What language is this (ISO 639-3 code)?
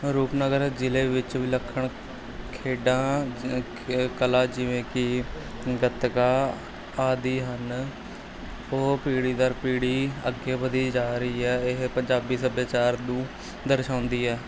pan